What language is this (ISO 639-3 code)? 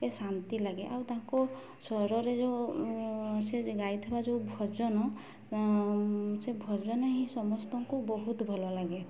ori